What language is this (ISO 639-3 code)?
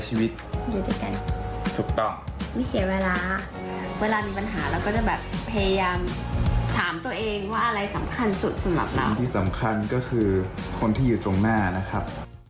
tha